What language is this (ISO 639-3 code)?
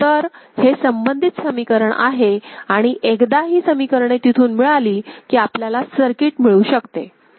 mar